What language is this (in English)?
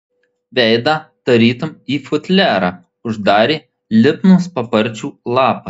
Lithuanian